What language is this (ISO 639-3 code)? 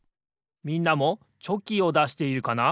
jpn